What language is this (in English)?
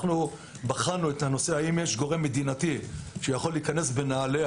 Hebrew